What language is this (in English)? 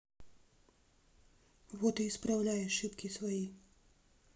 Russian